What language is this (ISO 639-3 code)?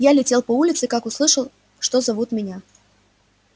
rus